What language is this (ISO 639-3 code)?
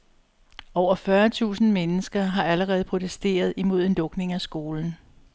dan